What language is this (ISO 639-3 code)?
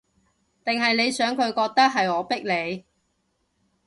yue